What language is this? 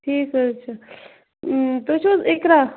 Kashmiri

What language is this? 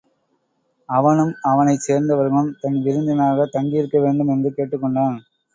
Tamil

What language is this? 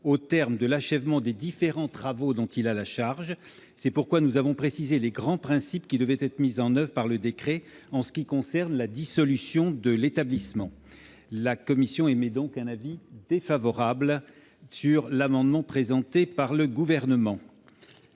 French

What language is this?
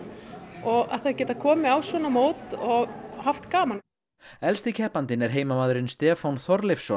Icelandic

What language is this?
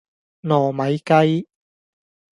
Cantonese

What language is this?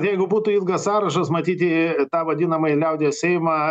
Lithuanian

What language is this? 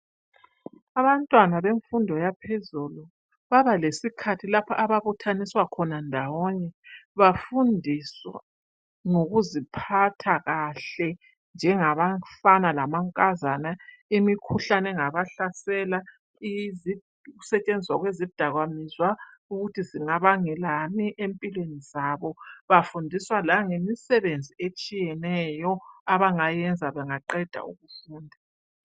North Ndebele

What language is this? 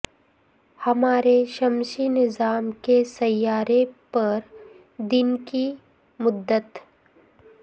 Urdu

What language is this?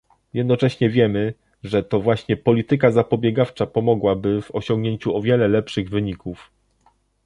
Polish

